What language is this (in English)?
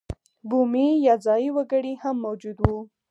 Pashto